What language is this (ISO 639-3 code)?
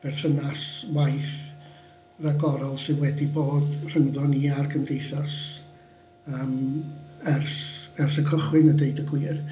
cym